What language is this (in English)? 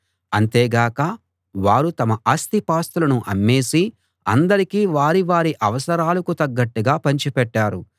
Telugu